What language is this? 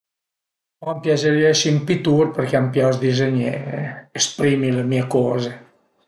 Piedmontese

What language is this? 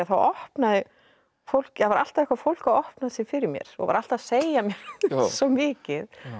Icelandic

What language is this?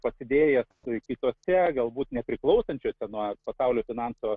Lithuanian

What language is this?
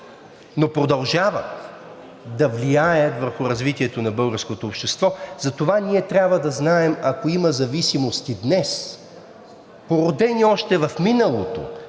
Bulgarian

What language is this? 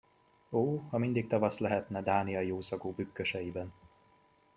Hungarian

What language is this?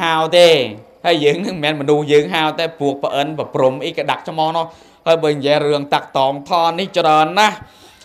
Thai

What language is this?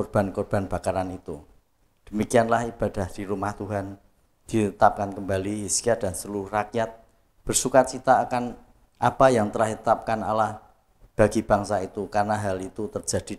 Indonesian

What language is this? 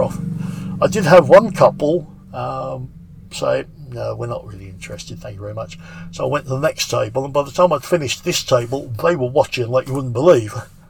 English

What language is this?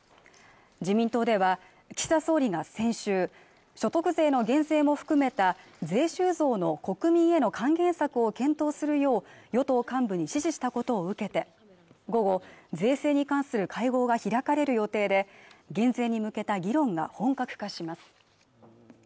Japanese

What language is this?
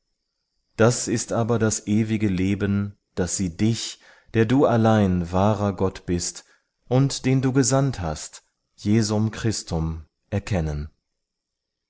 German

